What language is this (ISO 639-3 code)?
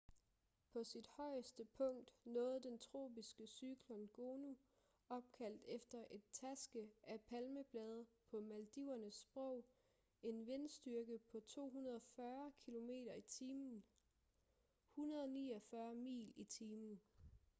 dan